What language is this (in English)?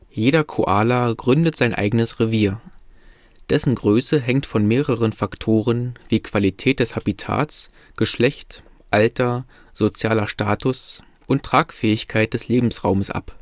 German